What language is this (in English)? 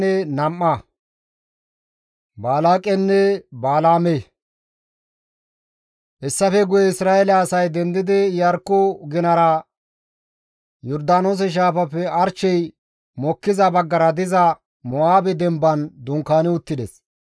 Gamo